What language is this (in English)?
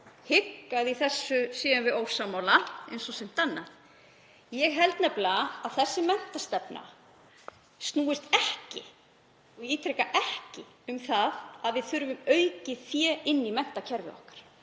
Icelandic